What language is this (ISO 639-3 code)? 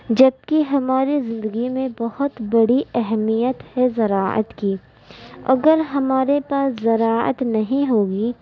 urd